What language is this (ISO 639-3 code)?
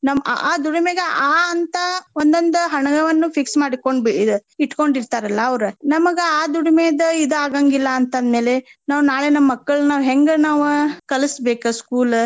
kan